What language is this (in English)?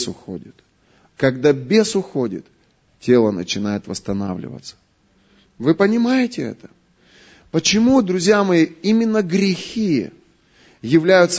Russian